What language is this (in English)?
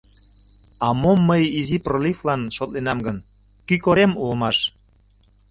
Mari